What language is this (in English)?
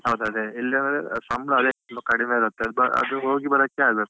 Kannada